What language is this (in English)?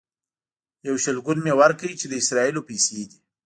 Pashto